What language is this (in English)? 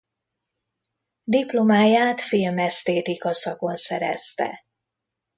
Hungarian